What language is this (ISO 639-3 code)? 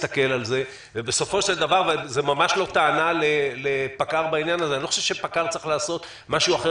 heb